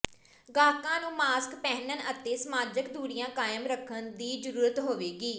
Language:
Punjabi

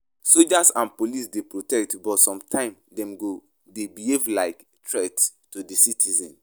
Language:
Nigerian Pidgin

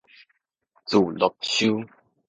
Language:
Min Nan Chinese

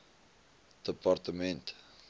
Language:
Afrikaans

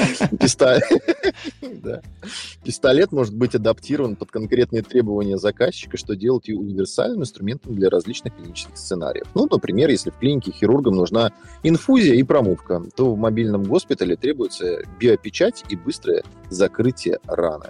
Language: Russian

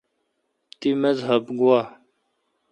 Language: Kalkoti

